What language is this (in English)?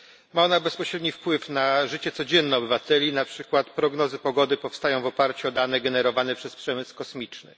Polish